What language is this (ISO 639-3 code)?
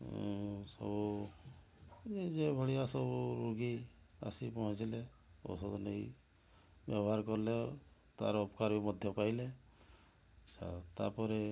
ori